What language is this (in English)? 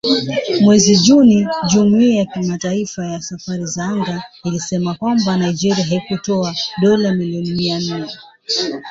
Swahili